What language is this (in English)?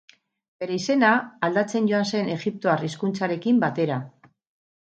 Basque